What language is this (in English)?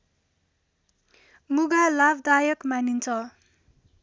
Nepali